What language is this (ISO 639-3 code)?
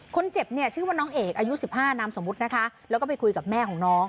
tha